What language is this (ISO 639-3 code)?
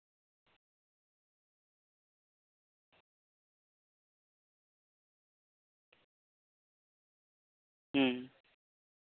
sat